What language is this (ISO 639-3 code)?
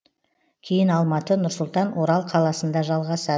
kaz